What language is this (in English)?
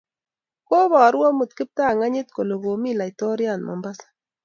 Kalenjin